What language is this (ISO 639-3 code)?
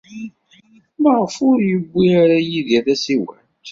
kab